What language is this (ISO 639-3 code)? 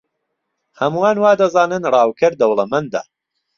ckb